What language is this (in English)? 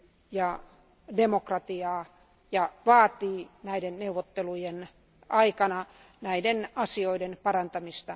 Finnish